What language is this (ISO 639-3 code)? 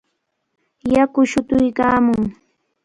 qvl